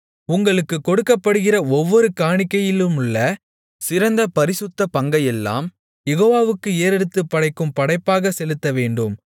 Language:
Tamil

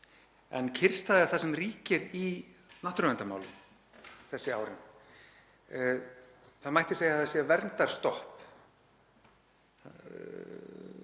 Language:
Icelandic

